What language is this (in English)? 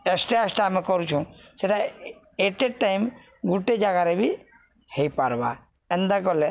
Odia